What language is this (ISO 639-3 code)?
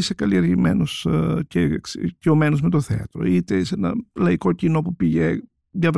ell